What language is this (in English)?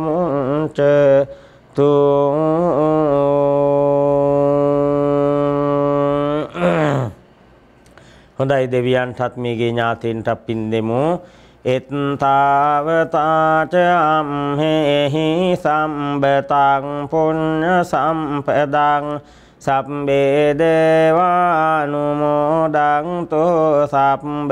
Thai